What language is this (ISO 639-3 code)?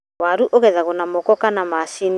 kik